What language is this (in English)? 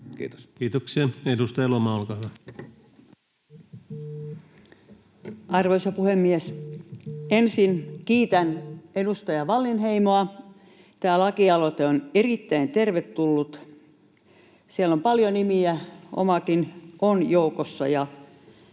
Finnish